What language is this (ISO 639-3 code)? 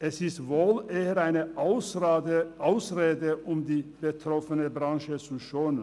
gsw